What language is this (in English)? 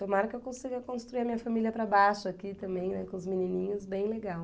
Portuguese